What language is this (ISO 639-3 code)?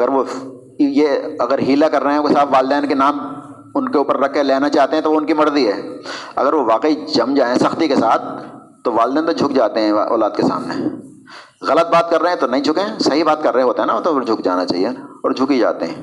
urd